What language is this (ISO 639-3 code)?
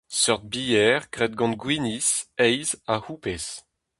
bre